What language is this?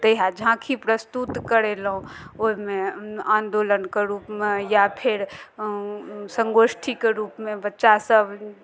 Maithili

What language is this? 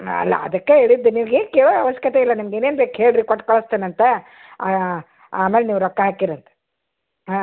Kannada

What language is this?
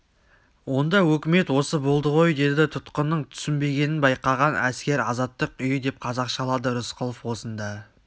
Kazakh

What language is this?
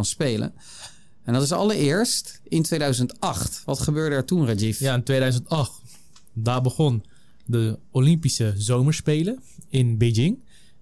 Dutch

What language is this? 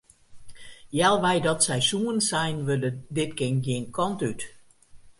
Western Frisian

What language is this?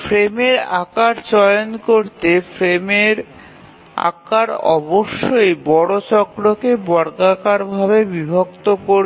Bangla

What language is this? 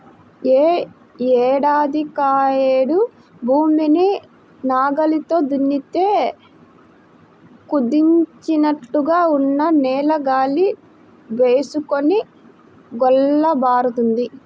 Telugu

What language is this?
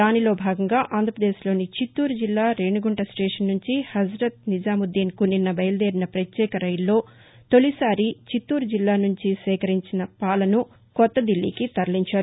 Telugu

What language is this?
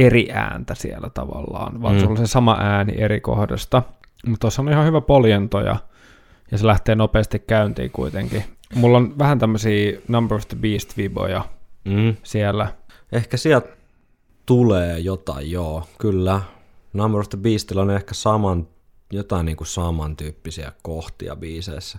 Finnish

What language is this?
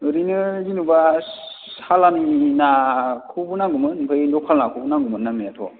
Bodo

